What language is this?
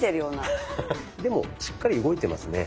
Japanese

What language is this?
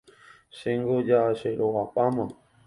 Guarani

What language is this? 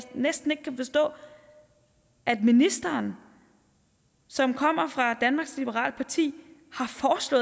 Danish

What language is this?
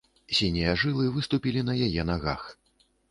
Belarusian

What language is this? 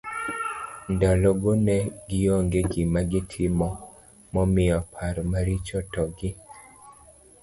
Luo (Kenya and Tanzania)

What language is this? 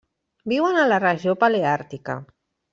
Catalan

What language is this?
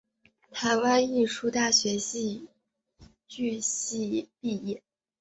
Chinese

